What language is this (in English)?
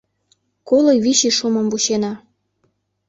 Mari